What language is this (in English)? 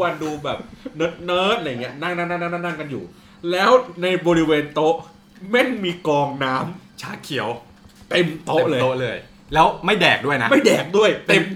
Thai